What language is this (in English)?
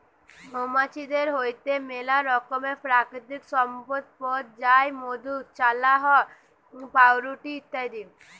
Bangla